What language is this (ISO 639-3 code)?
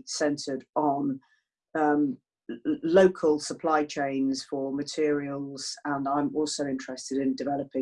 eng